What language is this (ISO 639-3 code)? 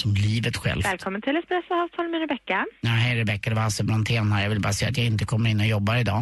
swe